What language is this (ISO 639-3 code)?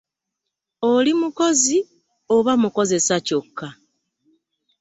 lug